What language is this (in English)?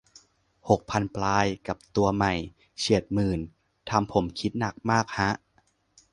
Thai